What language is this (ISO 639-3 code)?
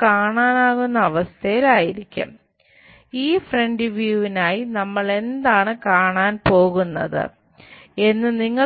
mal